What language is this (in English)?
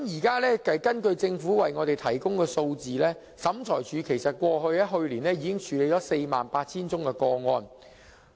Cantonese